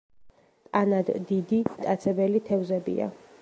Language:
Georgian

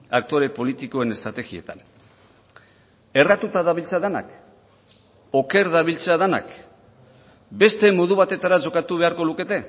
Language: Basque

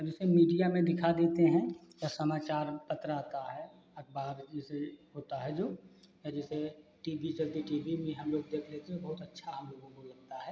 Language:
Hindi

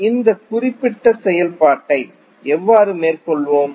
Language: Tamil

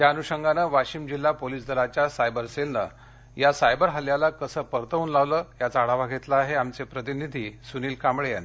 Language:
Marathi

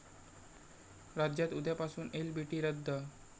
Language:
Marathi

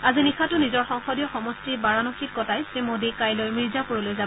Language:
Assamese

